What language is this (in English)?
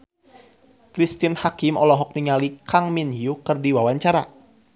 Sundanese